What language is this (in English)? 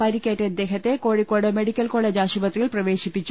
Malayalam